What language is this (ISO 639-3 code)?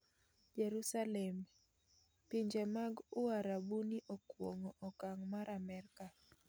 luo